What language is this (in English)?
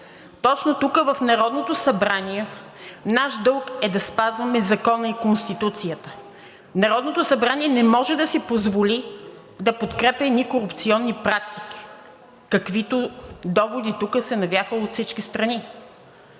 Bulgarian